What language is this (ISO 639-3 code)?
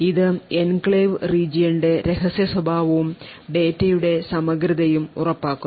mal